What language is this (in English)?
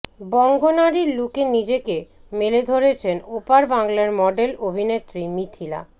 Bangla